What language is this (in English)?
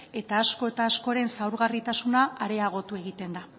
Basque